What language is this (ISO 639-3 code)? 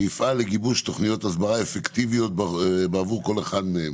heb